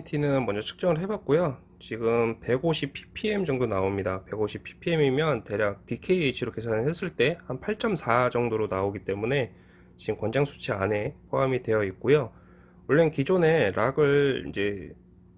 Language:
Korean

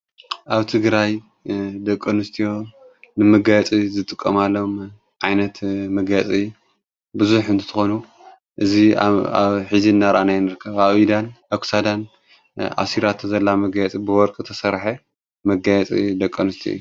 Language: Tigrinya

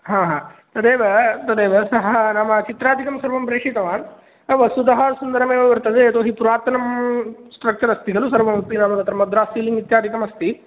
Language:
Sanskrit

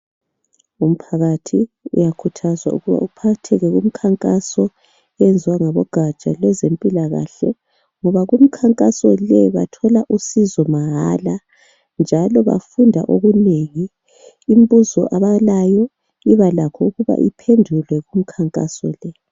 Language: North Ndebele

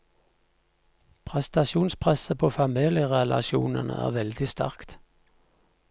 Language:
Norwegian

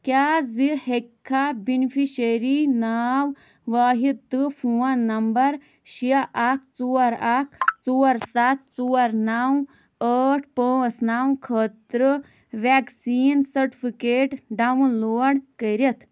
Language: Kashmiri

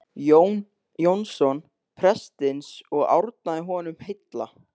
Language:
Icelandic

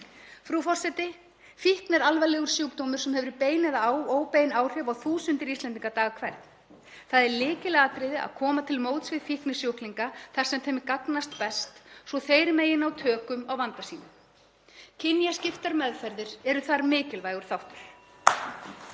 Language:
Icelandic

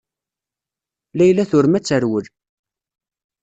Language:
Kabyle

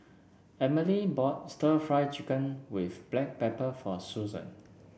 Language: English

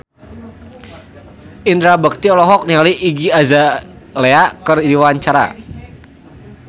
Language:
Sundanese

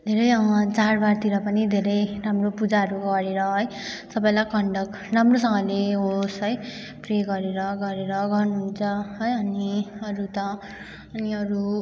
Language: Nepali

